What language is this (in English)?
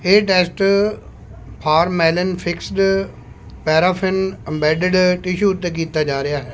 Punjabi